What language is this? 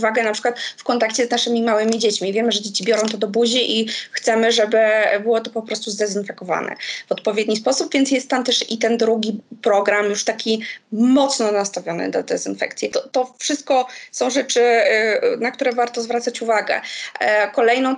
Polish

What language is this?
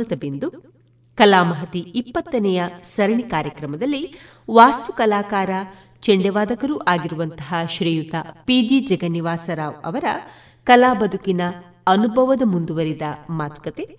Kannada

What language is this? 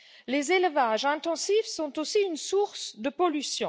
French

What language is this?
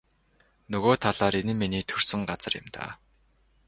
Mongolian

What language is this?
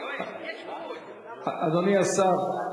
Hebrew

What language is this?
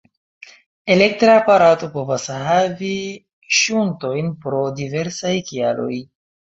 Esperanto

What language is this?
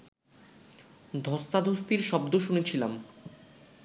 Bangla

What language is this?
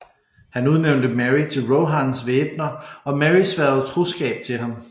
Danish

